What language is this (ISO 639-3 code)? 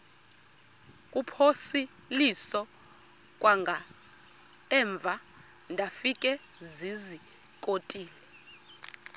xho